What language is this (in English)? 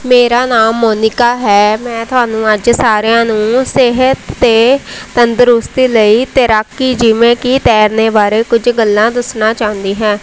Punjabi